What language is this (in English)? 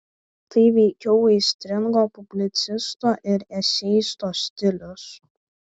Lithuanian